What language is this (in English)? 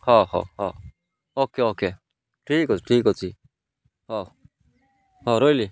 Odia